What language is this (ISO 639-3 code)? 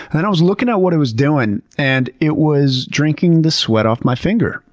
eng